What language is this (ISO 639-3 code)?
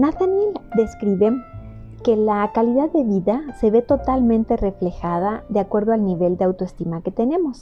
spa